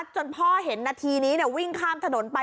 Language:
Thai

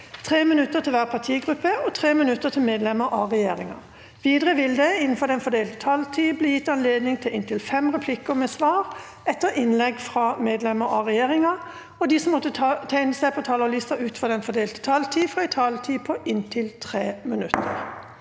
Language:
Norwegian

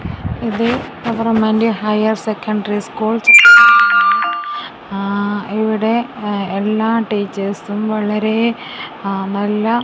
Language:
Malayalam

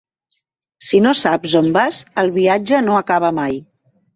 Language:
Catalan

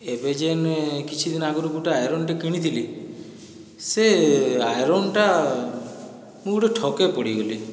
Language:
Odia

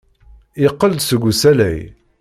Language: Kabyle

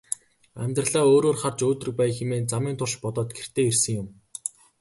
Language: Mongolian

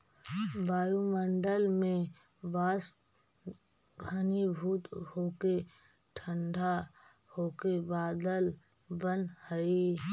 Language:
Magahi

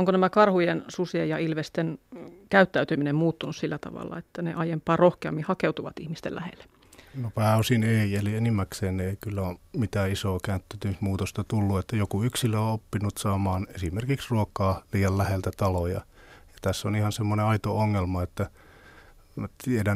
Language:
Finnish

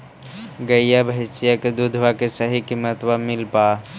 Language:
Magahi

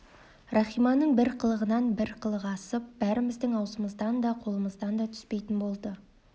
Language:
Kazakh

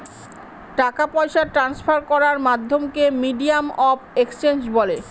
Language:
Bangla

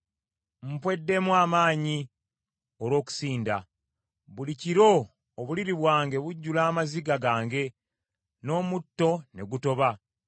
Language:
Ganda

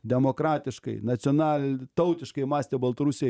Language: Lithuanian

